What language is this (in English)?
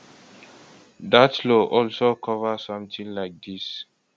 Nigerian Pidgin